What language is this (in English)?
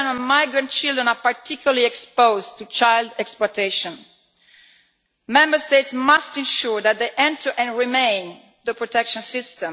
English